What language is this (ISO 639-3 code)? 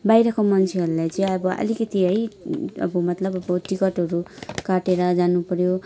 nep